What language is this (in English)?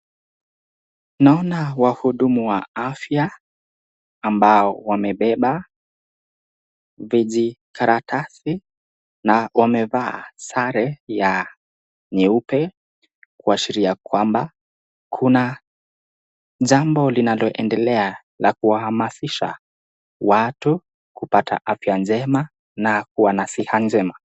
Swahili